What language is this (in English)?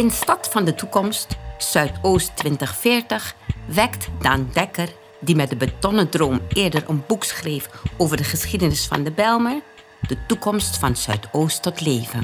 Dutch